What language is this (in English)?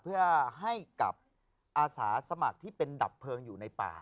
Thai